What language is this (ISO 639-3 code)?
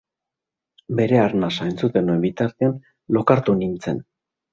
eus